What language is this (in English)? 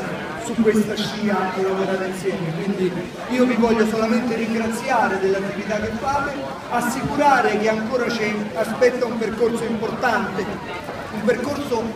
Italian